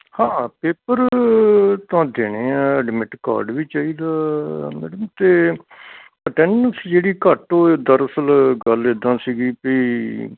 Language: Punjabi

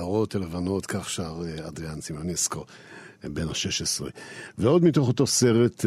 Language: Hebrew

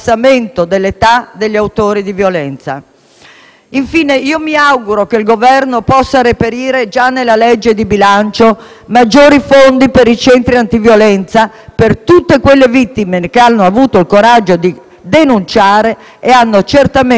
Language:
Italian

